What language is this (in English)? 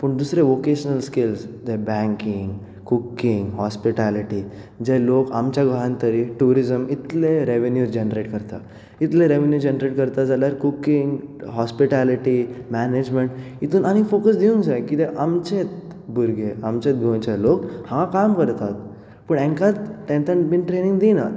Konkani